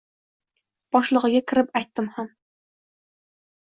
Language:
Uzbek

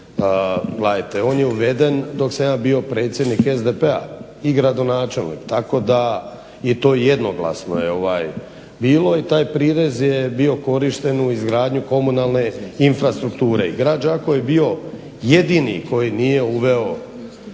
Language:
Croatian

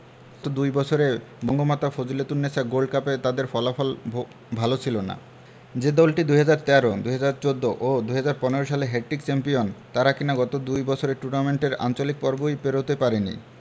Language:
Bangla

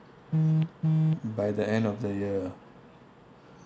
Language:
English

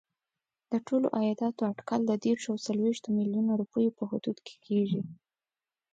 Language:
Pashto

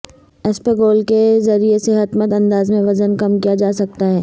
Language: Urdu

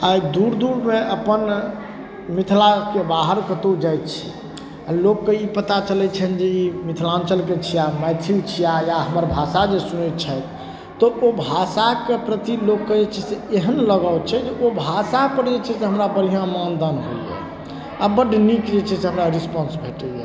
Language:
Maithili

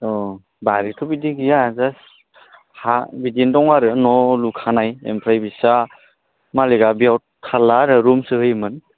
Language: Bodo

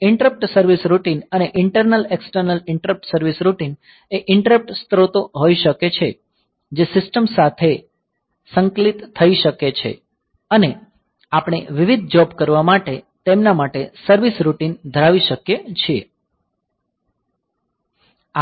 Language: Gujarati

